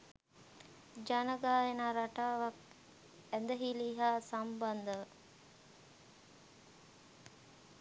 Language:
Sinhala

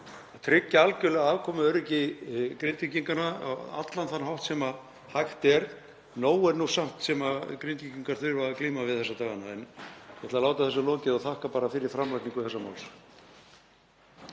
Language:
Icelandic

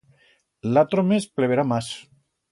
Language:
Aragonese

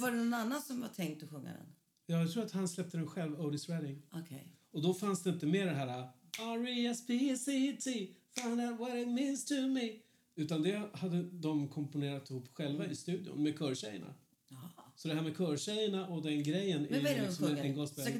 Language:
Swedish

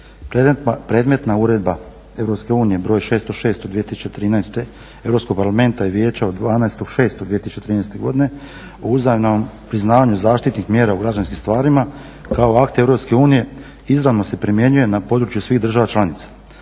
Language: Croatian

